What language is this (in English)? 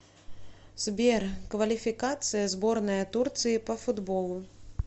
Russian